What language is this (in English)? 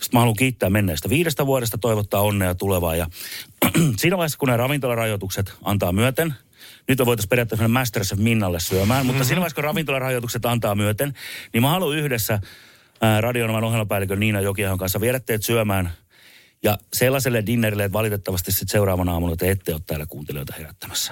Finnish